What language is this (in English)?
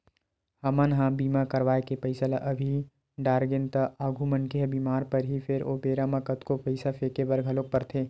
Chhattisgarhi